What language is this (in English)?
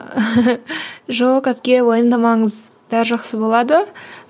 Kazakh